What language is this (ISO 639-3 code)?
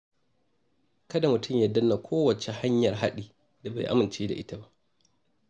hau